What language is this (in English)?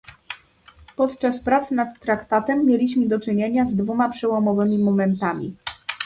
Polish